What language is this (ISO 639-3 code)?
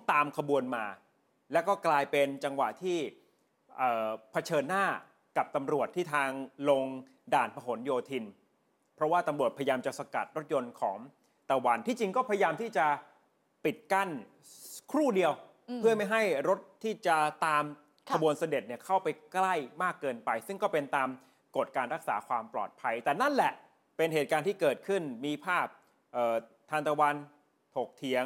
tha